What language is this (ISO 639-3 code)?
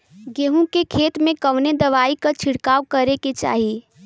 bho